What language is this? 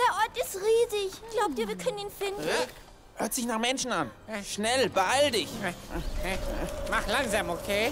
German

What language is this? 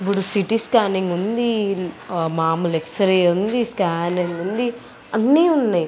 Telugu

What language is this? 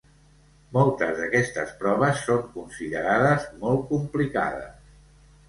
Catalan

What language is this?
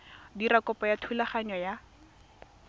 Tswana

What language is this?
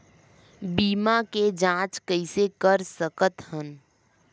Chhattisgarhi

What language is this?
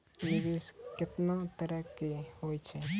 Maithili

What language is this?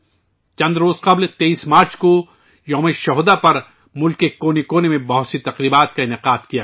Urdu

